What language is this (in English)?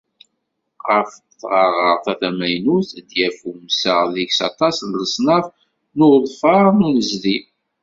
Kabyle